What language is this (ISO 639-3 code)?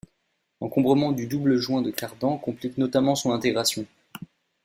fra